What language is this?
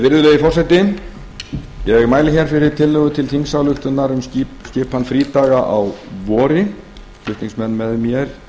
Icelandic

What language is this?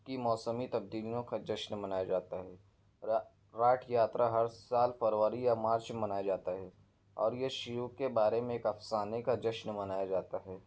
Urdu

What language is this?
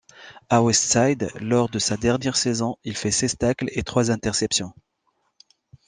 French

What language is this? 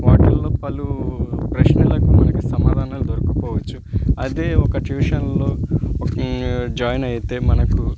Telugu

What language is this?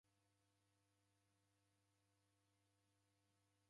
Taita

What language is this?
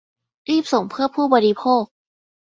Thai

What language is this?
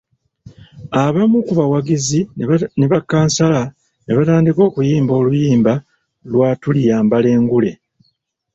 Ganda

